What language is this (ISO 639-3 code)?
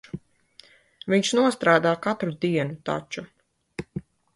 lav